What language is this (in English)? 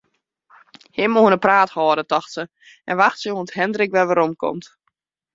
Western Frisian